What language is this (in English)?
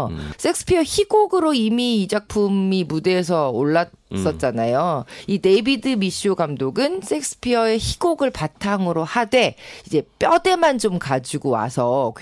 Korean